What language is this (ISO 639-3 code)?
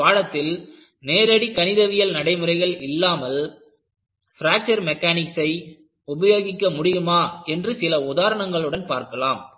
tam